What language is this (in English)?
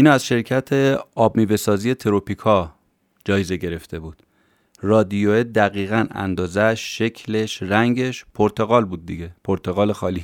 Persian